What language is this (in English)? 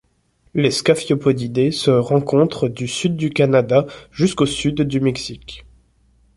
French